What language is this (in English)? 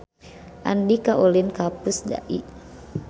Sundanese